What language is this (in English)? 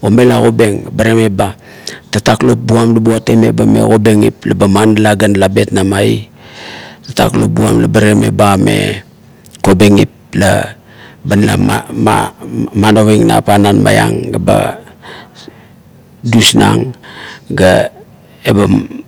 Kuot